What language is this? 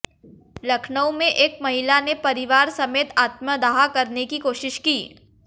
Hindi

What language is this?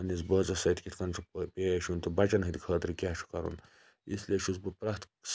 Kashmiri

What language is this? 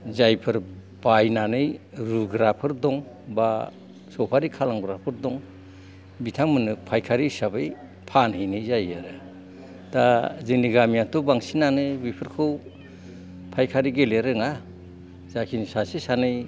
Bodo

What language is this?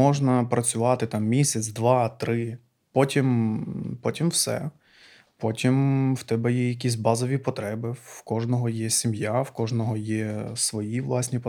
Ukrainian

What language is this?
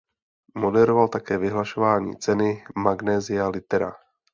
Czech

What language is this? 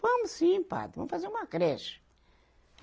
Portuguese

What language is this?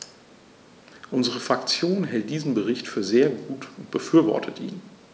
German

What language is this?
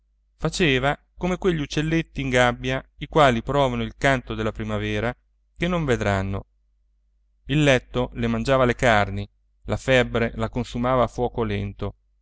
Italian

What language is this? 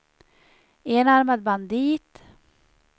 Swedish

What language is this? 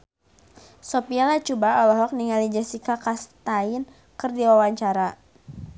Sundanese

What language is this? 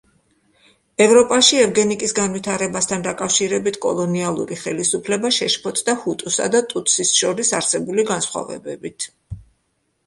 Georgian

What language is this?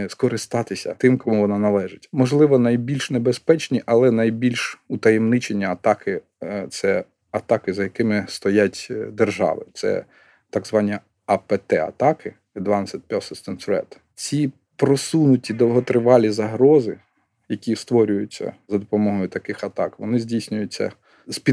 Ukrainian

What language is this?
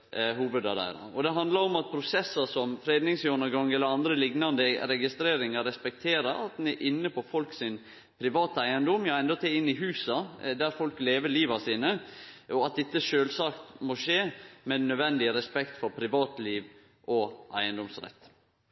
Norwegian Nynorsk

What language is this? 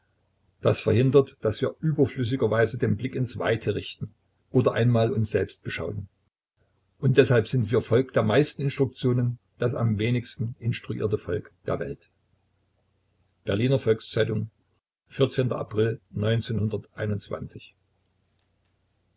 German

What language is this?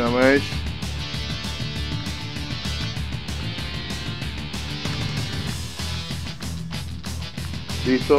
Spanish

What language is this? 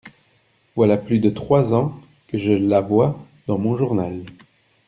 French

